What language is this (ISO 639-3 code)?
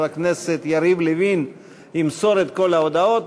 heb